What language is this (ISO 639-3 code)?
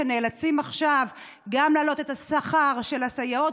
heb